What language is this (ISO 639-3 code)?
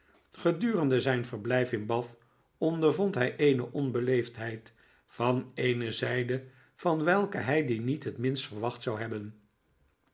nld